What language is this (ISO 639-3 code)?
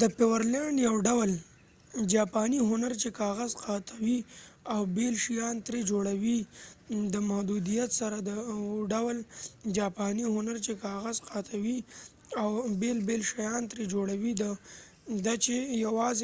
pus